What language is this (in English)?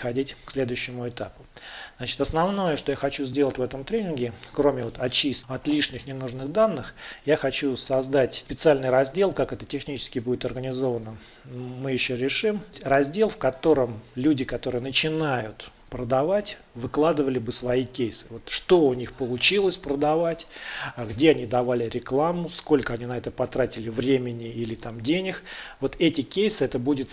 Russian